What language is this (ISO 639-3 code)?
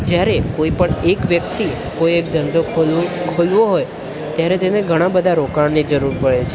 guj